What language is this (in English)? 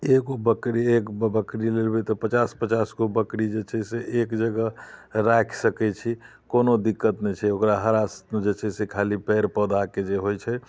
Maithili